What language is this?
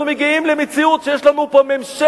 Hebrew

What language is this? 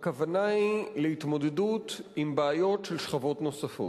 Hebrew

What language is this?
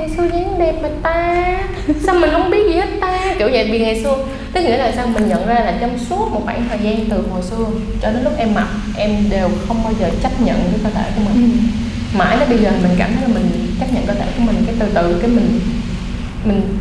Vietnamese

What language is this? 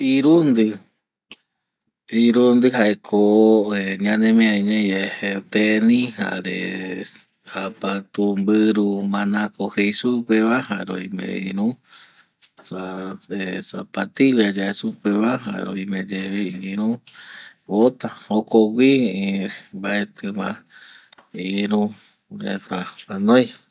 Eastern Bolivian Guaraní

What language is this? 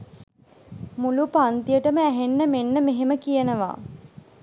Sinhala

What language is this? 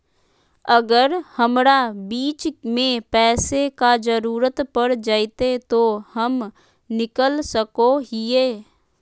Magahi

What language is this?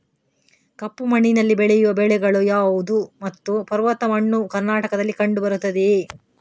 Kannada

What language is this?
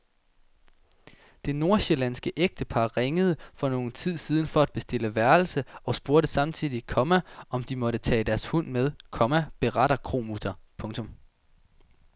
Danish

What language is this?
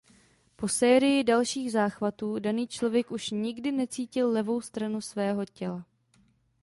Czech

